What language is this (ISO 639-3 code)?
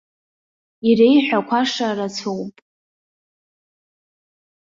abk